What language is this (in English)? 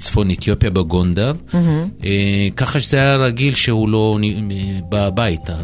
Hebrew